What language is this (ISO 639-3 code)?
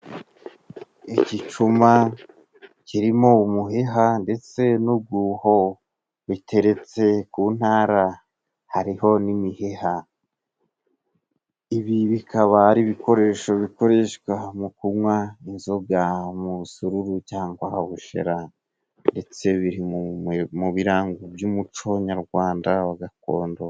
kin